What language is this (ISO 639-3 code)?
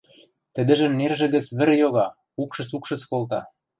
mrj